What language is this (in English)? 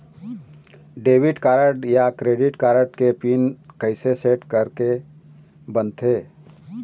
Chhattisgarhi